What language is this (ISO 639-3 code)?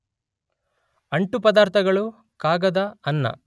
kan